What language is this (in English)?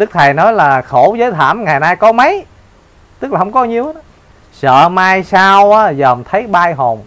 Vietnamese